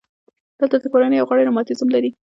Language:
Pashto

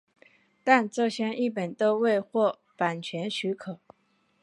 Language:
Chinese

